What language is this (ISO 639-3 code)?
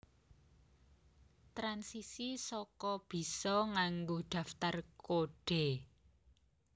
jav